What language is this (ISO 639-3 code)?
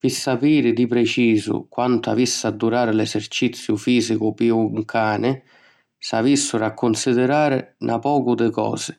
scn